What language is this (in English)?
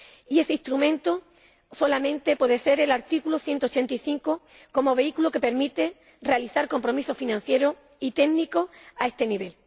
Spanish